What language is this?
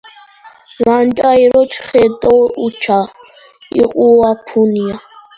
Georgian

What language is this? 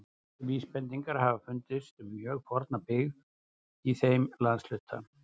Icelandic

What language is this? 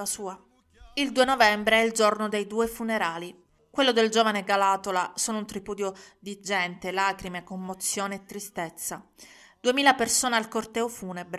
Italian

